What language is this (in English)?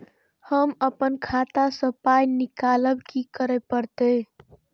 Maithili